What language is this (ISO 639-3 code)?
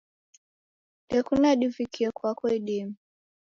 dav